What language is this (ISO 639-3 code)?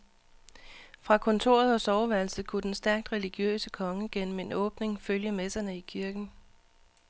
dan